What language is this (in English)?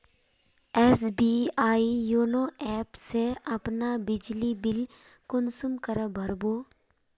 Magahi